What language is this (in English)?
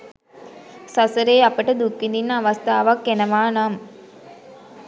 Sinhala